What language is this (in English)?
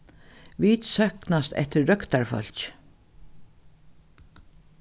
Faroese